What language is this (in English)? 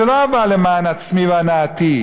Hebrew